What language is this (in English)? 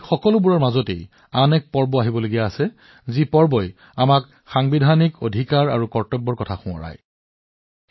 Assamese